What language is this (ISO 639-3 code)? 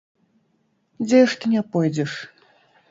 bel